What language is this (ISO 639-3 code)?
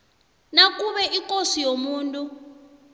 nbl